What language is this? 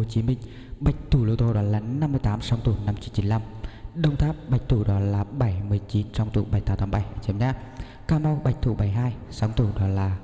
Vietnamese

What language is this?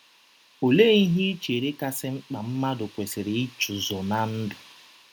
Igbo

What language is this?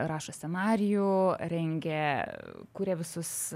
Lithuanian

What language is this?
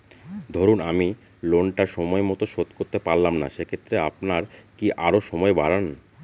Bangla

